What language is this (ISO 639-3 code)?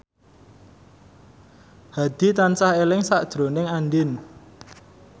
jav